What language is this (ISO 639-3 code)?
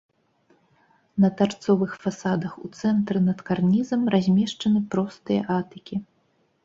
bel